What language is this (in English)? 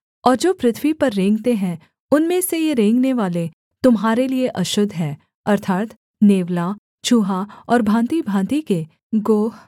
Hindi